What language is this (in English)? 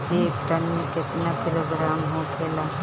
Bhojpuri